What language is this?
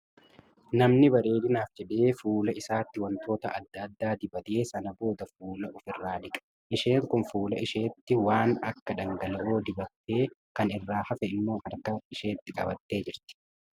Oromo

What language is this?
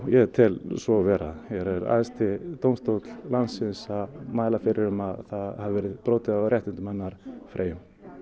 Icelandic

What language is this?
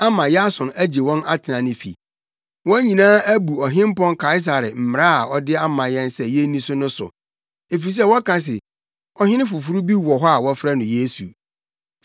Akan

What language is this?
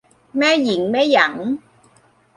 Thai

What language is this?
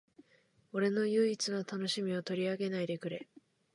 Japanese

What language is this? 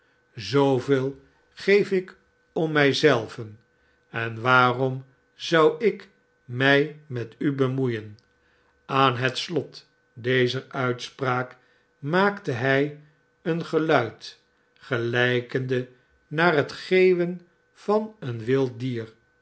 Dutch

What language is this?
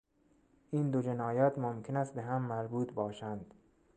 Persian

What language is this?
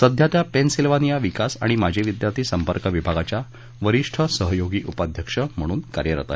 Marathi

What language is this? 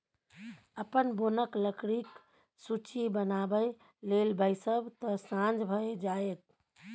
Maithili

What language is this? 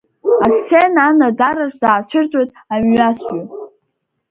Abkhazian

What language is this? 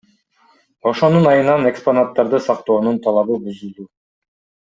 Kyrgyz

